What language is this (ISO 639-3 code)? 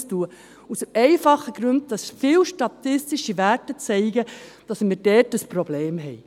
gsw